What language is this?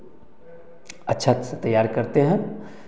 Hindi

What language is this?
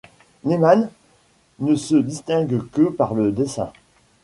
French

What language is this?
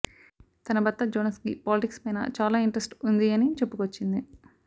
Telugu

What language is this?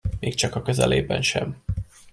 Hungarian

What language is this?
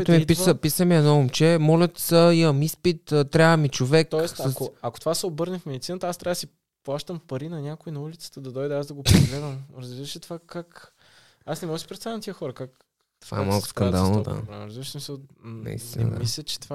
Bulgarian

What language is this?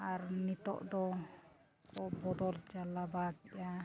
Santali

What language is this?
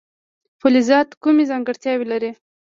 Pashto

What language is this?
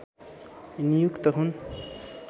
Nepali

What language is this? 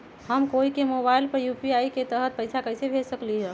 Magahi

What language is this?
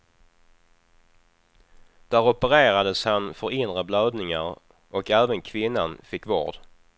Swedish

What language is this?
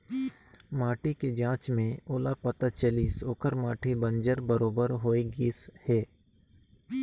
Chhattisgarhi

